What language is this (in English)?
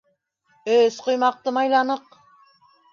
Bashkir